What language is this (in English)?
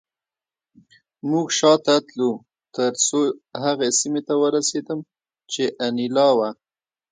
Pashto